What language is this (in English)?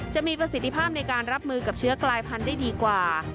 Thai